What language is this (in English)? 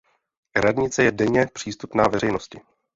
Czech